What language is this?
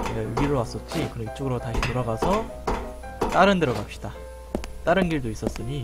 Korean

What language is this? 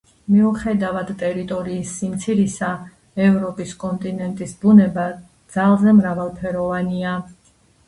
Georgian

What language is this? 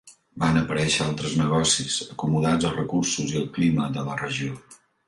Catalan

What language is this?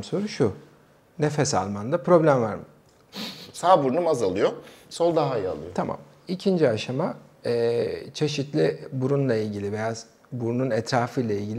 Turkish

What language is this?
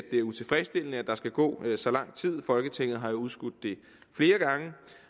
Danish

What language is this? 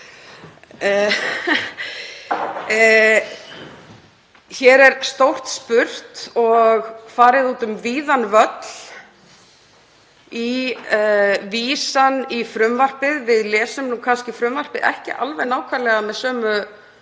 Icelandic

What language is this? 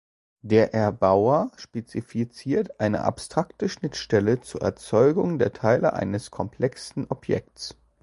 German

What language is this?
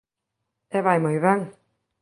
Galician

